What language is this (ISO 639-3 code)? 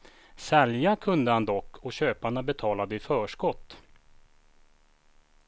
swe